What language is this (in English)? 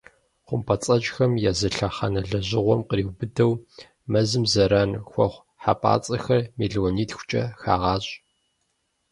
Kabardian